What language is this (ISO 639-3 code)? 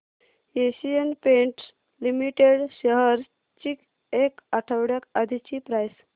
mar